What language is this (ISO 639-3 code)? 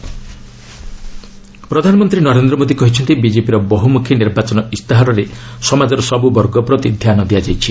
ori